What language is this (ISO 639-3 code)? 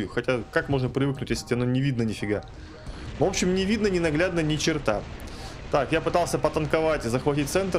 rus